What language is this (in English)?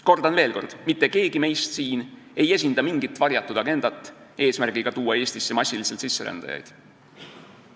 Estonian